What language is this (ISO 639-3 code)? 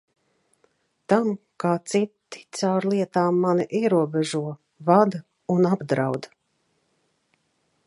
lav